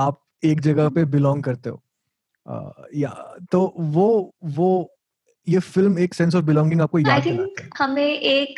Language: Hindi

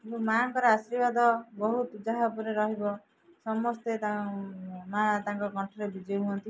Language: Odia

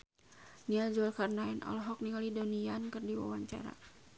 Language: Sundanese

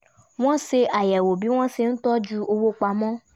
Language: Yoruba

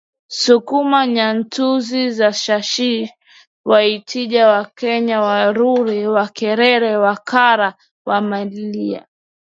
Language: Swahili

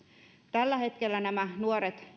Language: Finnish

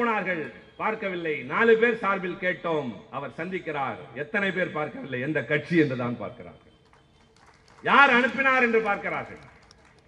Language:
Tamil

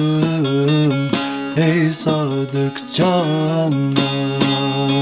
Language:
Turkish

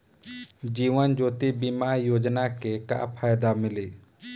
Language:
Bhojpuri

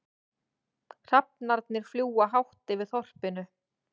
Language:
Icelandic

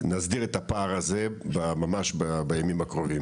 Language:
Hebrew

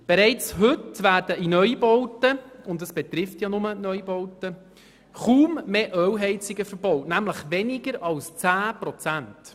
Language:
Swiss German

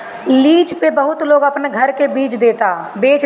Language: Bhojpuri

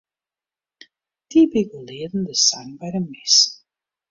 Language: Western Frisian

